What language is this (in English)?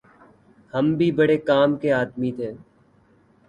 Urdu